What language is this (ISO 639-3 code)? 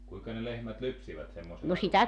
fin